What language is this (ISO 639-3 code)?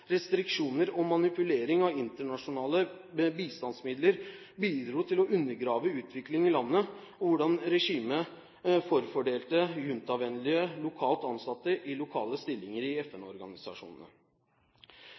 nob